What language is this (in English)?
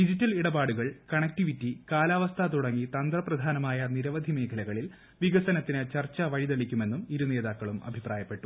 Malayalam